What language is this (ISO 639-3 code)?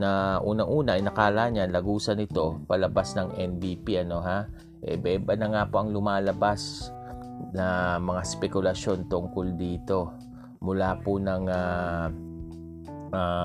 fil